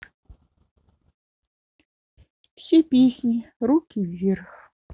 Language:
Russian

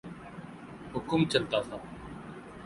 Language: Urdu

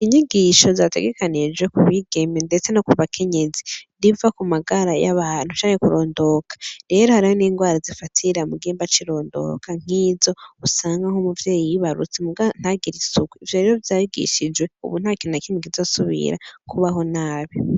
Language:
Rundi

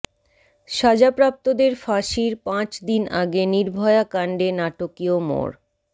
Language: Bangla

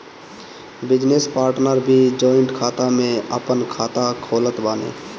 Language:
Bhojpuri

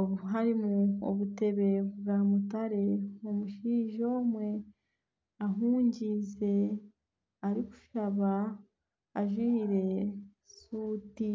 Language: Nyankole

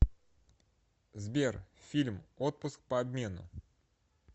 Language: Russian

